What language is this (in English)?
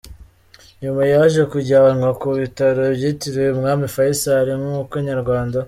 Kinyarwanda